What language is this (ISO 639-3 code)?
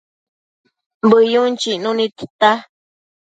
mcf